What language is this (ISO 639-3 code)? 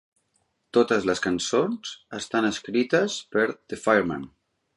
cat